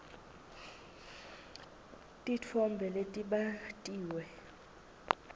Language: Swati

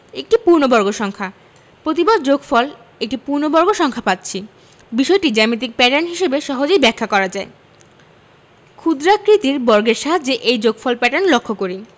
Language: Bangla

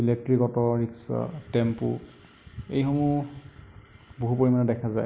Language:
Assamese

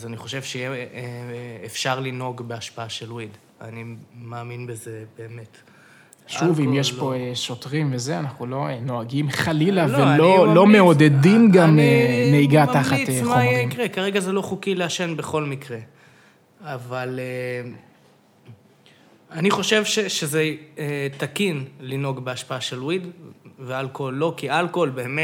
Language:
Hebrew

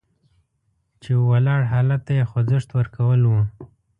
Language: Pashto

